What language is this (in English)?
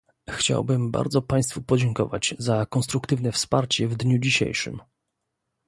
Polish